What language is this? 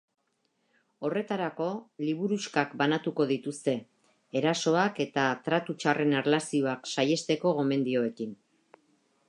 Basque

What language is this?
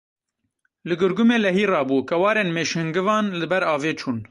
Kurdish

